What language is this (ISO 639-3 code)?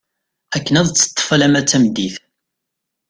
kab